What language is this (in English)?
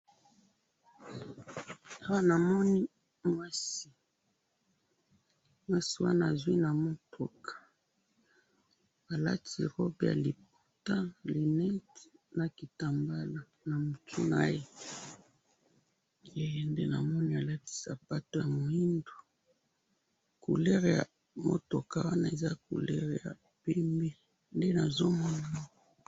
Lingala